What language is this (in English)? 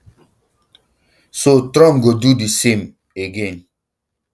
Nigerian Pidgin